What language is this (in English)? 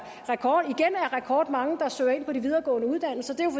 Danish